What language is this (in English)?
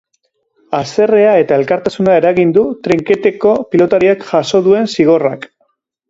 Basque